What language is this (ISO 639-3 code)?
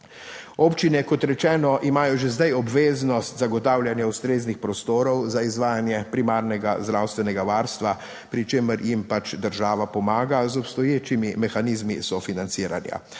slv